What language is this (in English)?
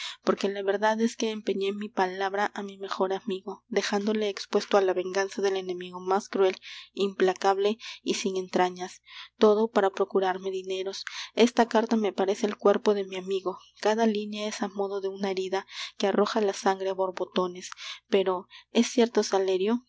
Spanish